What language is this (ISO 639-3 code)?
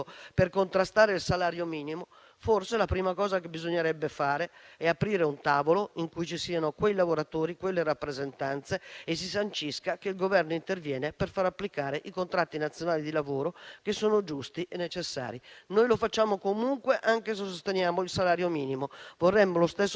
ita